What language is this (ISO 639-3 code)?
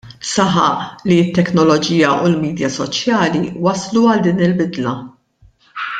mlt